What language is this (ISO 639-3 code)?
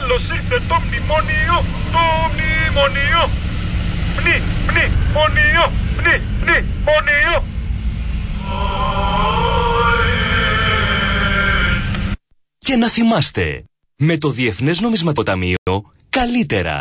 ell